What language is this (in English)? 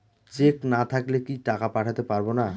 Bangla